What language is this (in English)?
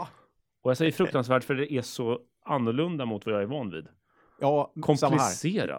Swedish